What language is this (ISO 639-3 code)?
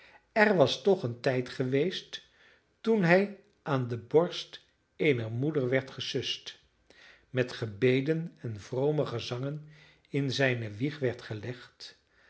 nld